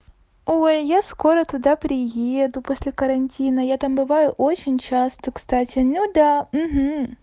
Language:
Russian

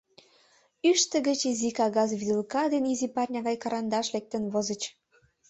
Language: Mari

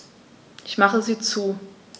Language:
German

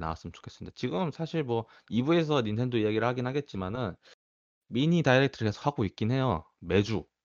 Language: Korean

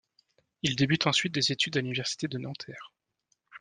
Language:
French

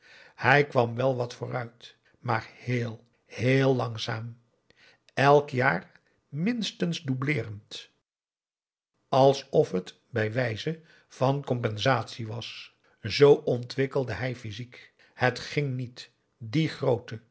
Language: Dutch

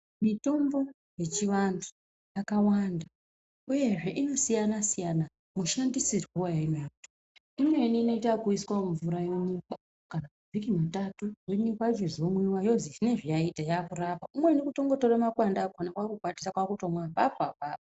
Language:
Ndau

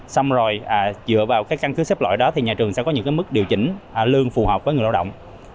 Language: Vietnamese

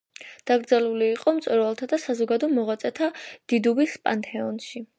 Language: Georgian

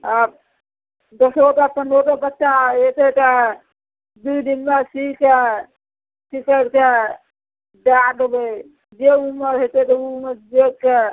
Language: Maithili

